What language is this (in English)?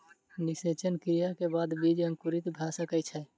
Maithili